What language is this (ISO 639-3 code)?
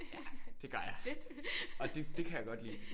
dan